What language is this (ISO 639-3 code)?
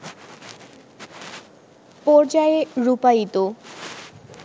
ben